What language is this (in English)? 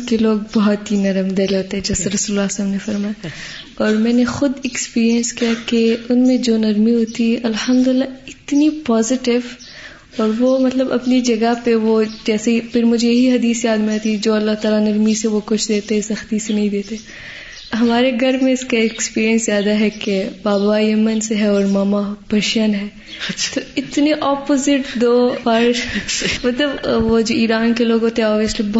Urdu